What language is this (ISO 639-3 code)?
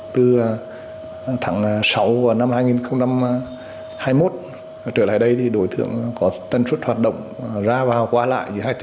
vie